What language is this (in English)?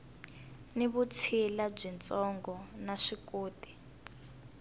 Tsonga